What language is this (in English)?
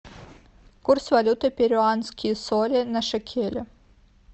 Russian